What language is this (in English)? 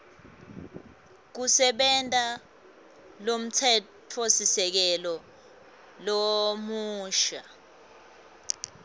Swati